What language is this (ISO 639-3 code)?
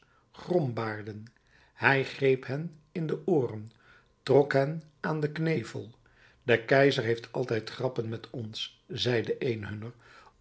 nld